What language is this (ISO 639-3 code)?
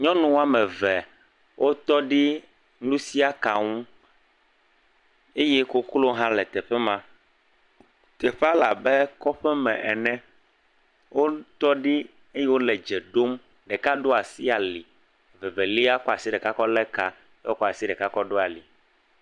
ewe